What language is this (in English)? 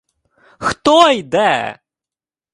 Ukrainian